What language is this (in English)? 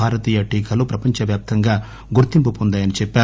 Telugu